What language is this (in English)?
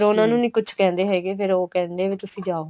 Punjabi